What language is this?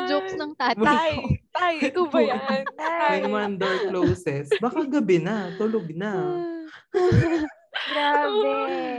Filipino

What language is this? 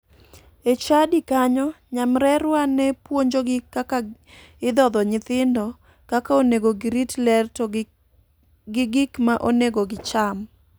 Luo (Kenya and Tanzania)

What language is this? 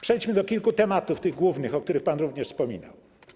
Polish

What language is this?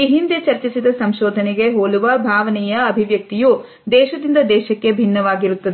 Kannada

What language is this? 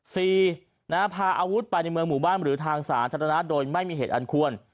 Thai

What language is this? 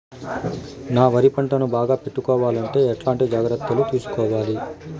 Telugu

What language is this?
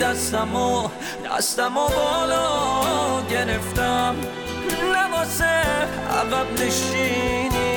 Persian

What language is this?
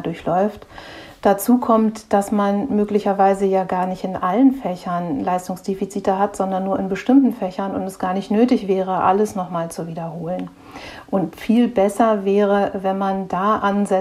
German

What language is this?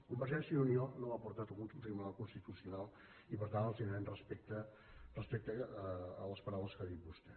Catalan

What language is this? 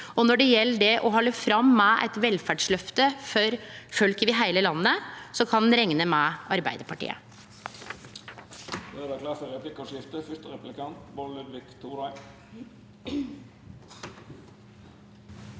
Norwegian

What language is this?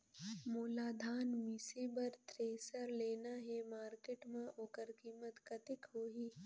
Chhattisgarhi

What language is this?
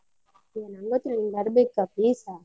Kannada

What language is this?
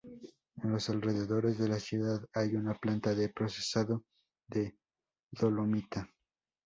Spanish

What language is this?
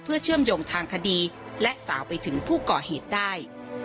Thai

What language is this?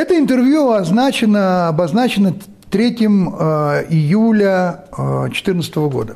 Russian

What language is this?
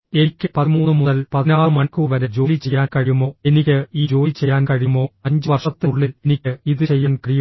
Malayalam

